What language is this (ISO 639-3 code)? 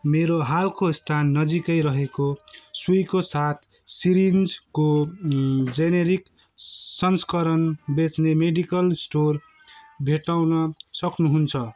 nep